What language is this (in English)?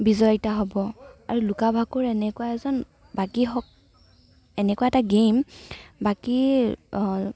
Assamese